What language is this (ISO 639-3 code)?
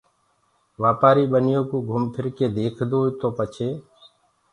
ggg